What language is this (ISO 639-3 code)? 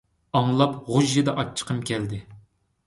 uig